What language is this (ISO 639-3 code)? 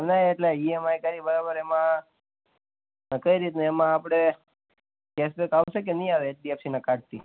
guj